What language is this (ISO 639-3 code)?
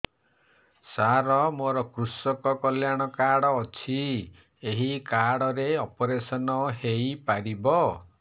ori